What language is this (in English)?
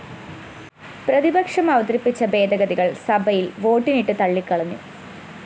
Malayalam